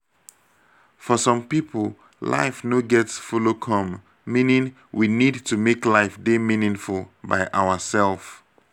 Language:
Nigerian Pidgin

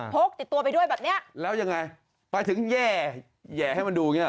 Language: Thai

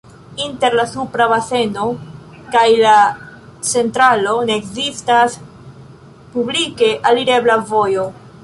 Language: Esperanto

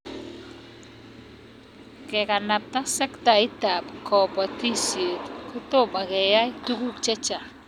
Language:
Kalenjin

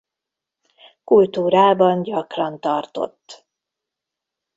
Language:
Hungarian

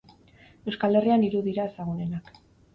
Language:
Basque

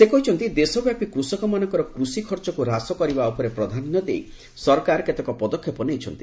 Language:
Odia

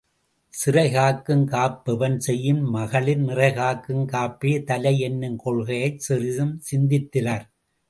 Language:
Tamil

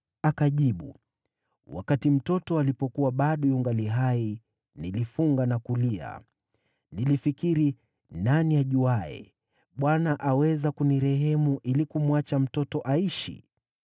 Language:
Swahili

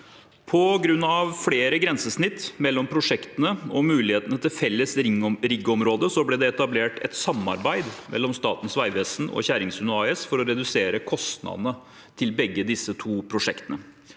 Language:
Norwegian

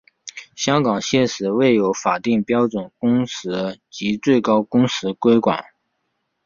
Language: Chinese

